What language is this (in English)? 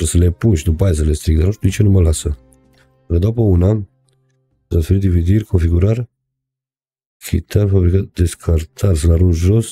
Romanian